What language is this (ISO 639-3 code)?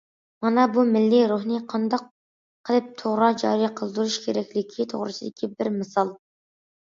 uig